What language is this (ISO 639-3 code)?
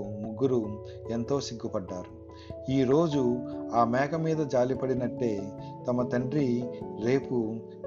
tel